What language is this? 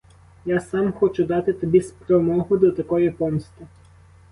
Ukrainian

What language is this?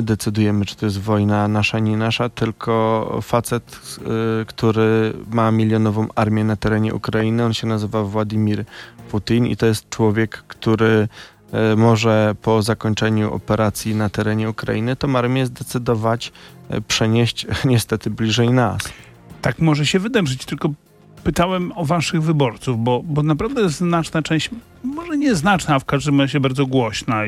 Polish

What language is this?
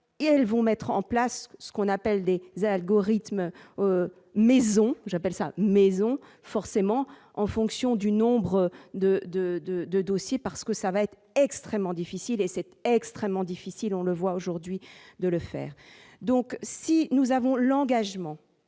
French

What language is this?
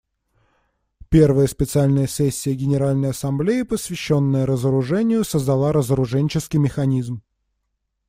Russian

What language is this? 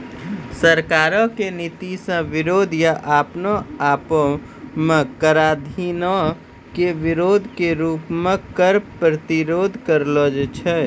Maithili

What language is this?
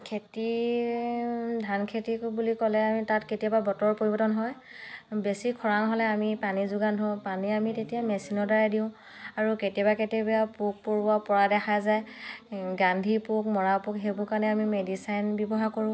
Assamese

